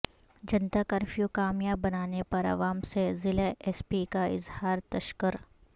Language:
Urdu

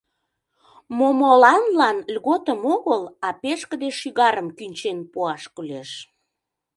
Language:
Mari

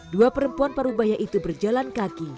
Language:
Indonesian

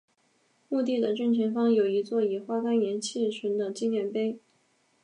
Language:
Chinese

